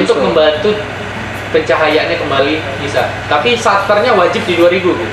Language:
Indonesian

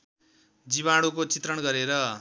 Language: Nepali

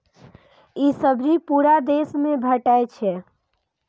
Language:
Maithili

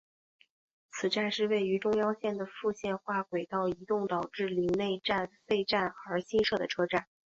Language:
Chinese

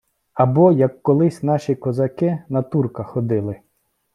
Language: Ukrainian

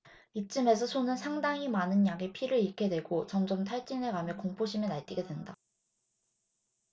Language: Korean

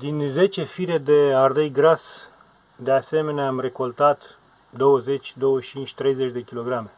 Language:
Romanian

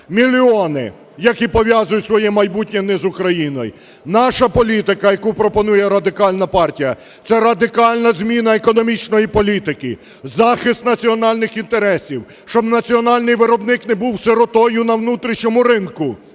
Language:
Ukrainian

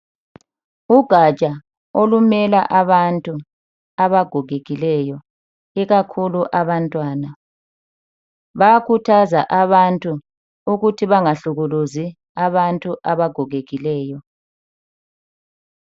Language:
North Ndebele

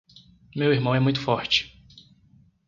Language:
Portuguese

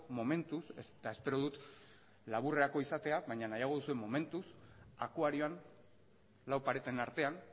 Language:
Basque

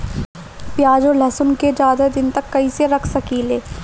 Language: Bhojpuri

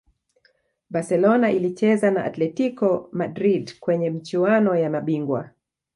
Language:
Swahili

